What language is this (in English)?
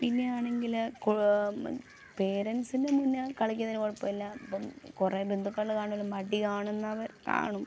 Malayalam